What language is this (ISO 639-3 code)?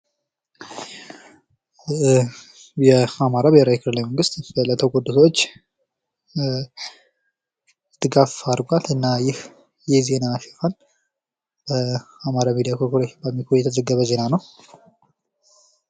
amh